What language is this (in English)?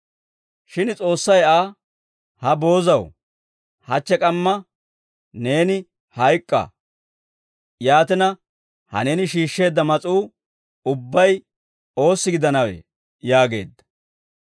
Dawro